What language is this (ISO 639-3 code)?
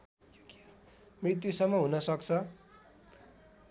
nep